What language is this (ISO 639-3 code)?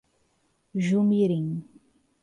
por